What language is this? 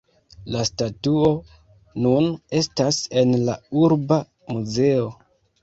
Esperanto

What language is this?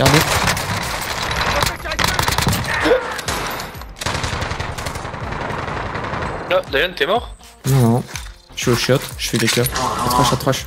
French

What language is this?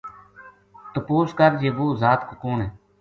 Gujari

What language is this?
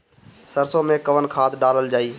Bhojpuri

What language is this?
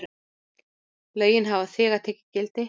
Icelandic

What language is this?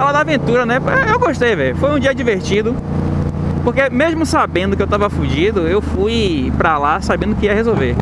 Portuguese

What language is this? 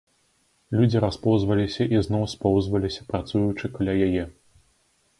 Belarusian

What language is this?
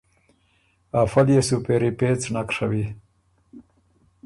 Ormuri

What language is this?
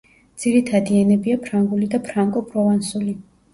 Georgian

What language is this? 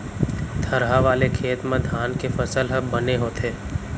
Chhattisgarhi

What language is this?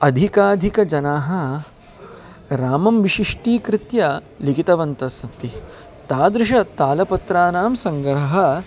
Sanskrit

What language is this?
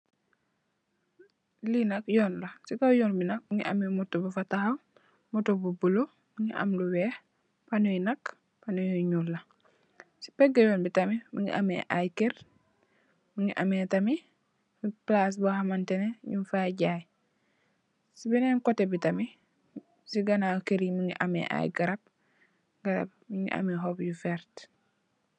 Wolof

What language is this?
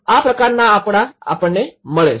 Gujarati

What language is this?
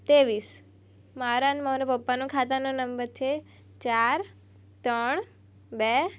Gujarati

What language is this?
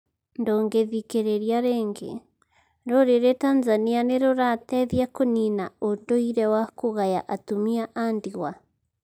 Kikuyu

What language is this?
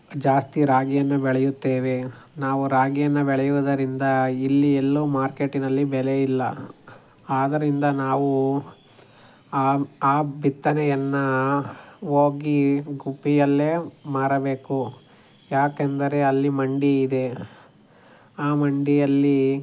Kannada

